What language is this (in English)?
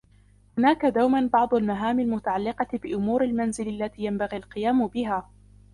Arabic